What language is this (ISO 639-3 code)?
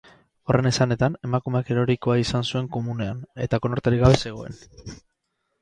eus